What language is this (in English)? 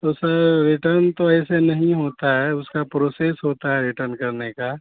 Urdu